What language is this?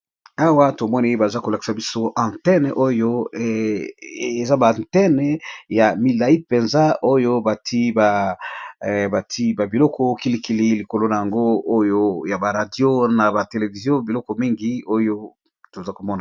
Lingala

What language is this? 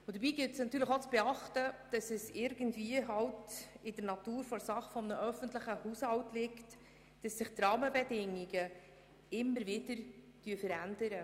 Swiss German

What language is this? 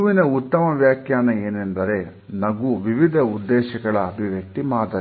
Kannada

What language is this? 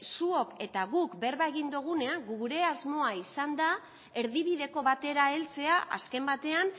Basque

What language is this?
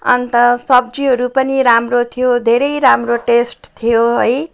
Nepali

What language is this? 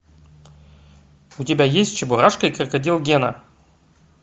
Russian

